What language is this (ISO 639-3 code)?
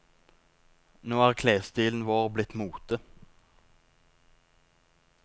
nor